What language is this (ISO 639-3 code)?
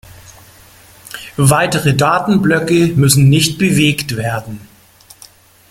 deu